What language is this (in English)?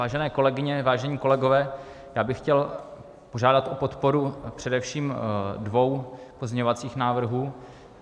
Czech